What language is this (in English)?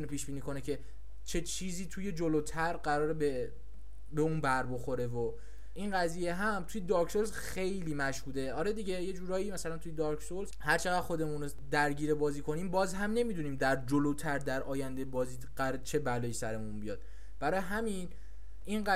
Persian